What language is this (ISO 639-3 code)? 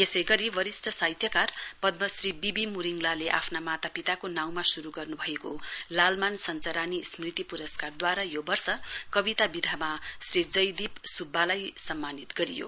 nep